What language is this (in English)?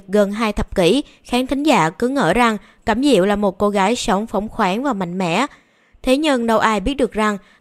Vietnamese